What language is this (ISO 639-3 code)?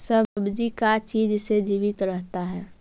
mag